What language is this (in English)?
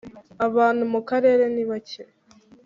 Kinyarwanda